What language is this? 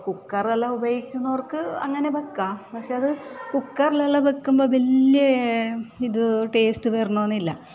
Malayalam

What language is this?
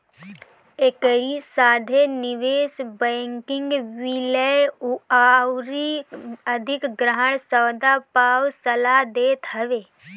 Bhojpuri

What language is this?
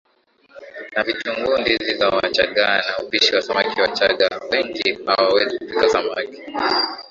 Swahili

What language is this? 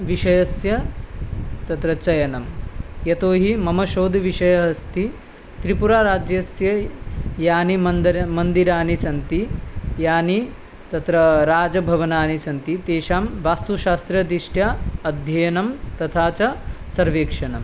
Sanskrit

